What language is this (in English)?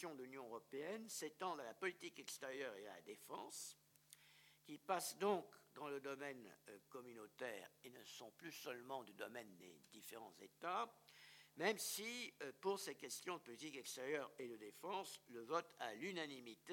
French